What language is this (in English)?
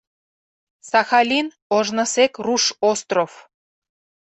Mari